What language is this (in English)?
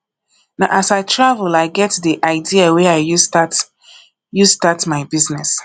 Nigerian Pidgin